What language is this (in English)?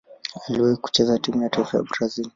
Swahili